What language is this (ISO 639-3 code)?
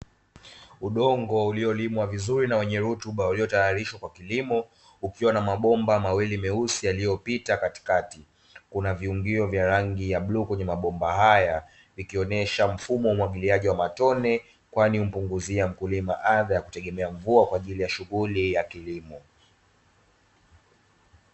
swa